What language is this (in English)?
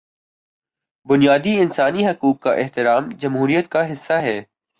Urdu